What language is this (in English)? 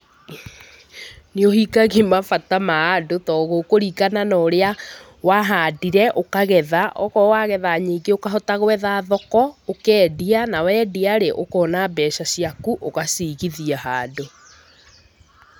Kikuyu